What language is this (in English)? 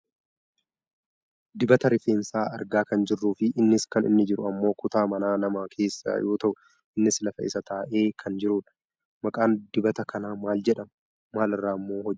Oromo